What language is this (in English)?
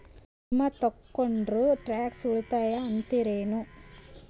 Kannada